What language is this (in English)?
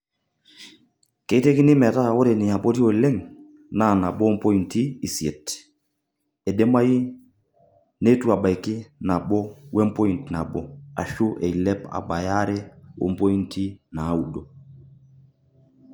Masai